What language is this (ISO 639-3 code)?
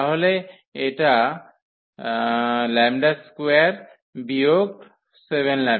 ben